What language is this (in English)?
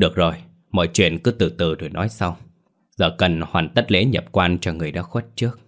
Vietnamese